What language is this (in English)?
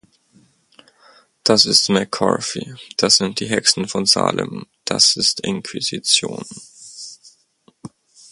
German